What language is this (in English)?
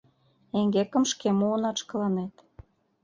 Mari